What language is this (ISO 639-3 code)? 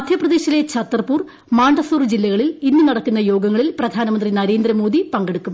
mal